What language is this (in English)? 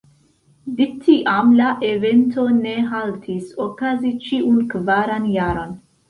Esperanto